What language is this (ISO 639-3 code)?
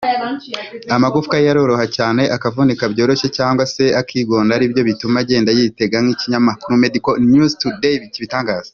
kin